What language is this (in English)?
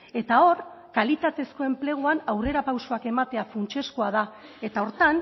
Basque